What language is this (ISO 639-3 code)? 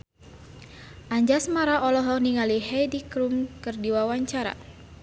sun